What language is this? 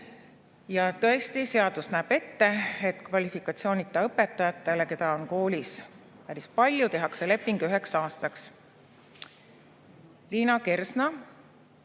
Estonian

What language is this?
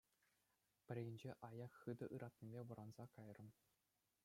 Chuvash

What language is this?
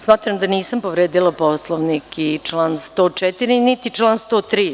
Serbian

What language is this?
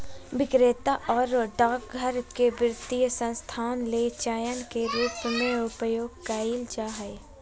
Magahi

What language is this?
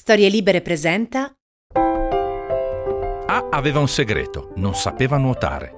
Italian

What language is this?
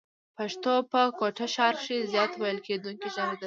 Pashto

